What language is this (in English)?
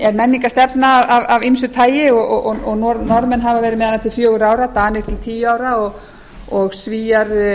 Icelandic